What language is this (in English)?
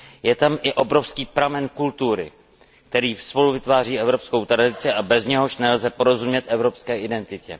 Czech